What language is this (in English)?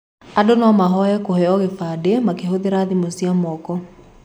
Kikuyu